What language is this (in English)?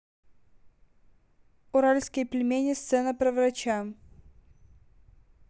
Russian